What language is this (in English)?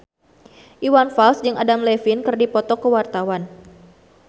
Sundanese